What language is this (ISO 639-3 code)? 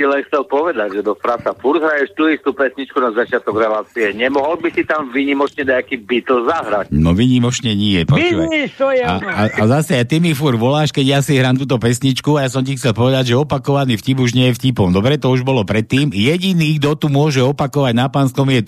slk